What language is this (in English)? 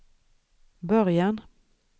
Swedish